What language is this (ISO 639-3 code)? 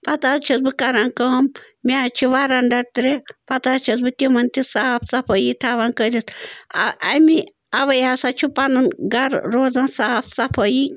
kas